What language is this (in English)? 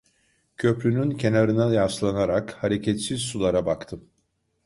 Turkish